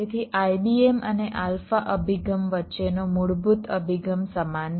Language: Gujarati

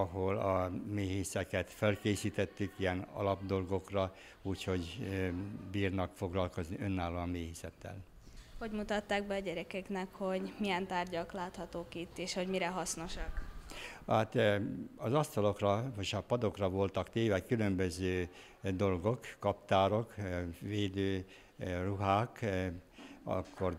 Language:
Hungarian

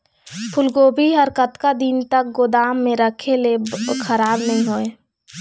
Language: Chhattisgarhi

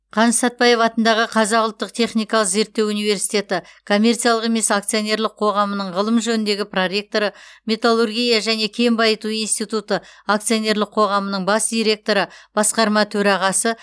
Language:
Kazakh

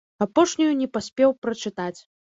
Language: Belarusian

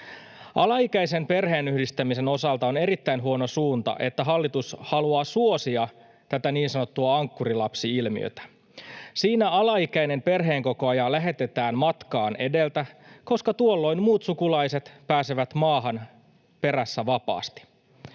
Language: Finnish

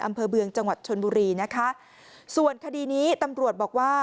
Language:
Thai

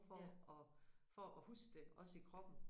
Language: Danish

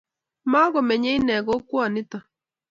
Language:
Kalenjin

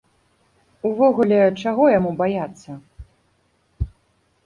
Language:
Belarusian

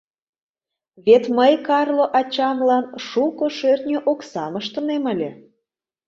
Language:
Mari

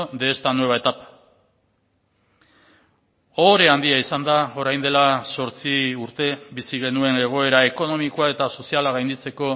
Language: Basque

